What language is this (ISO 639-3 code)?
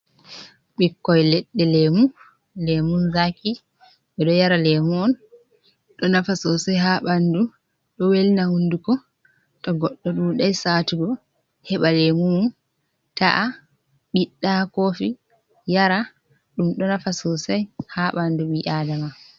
ful